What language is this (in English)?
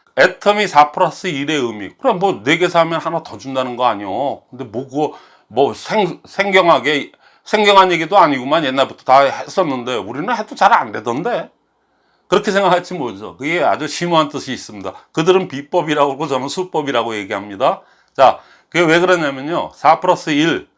Korean